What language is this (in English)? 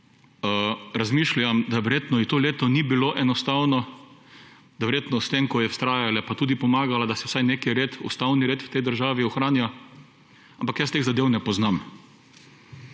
Slovenian